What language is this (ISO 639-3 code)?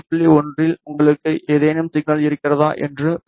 tam